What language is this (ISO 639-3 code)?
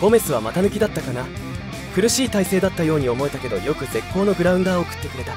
jpn